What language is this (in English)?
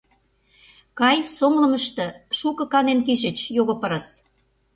Mari